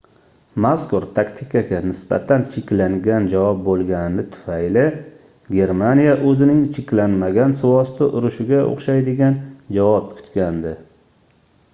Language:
Uzbek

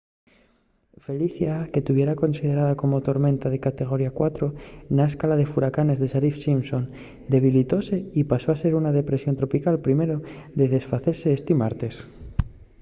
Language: Asturian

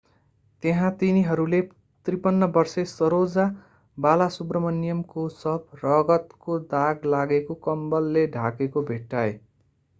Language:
Nepali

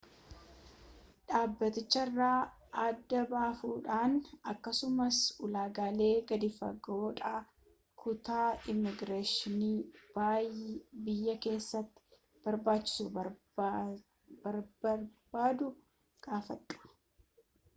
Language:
Oromo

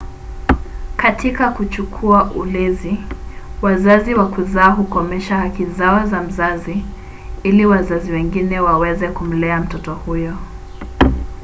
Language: Swahili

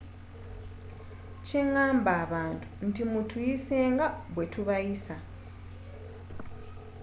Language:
Ganda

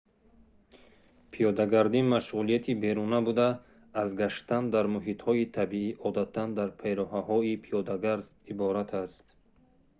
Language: Tajik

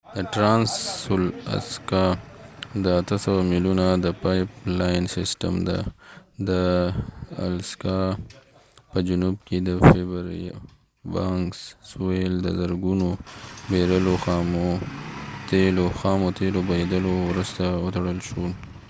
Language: Pashto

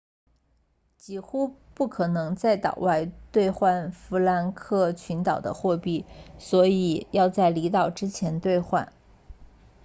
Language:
Chinese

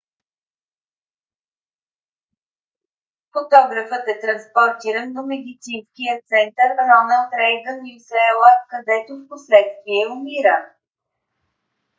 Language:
Bulgarian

